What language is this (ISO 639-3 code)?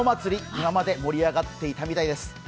jpn